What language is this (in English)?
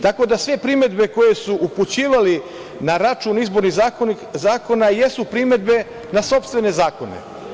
Serbian